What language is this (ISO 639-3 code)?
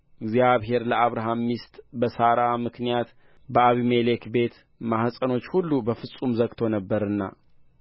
amh